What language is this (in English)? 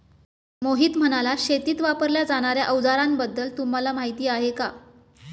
Marathi